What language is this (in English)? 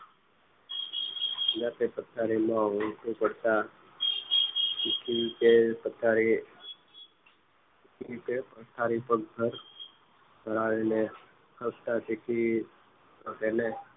Gujarati